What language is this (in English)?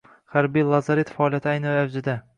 Uzbek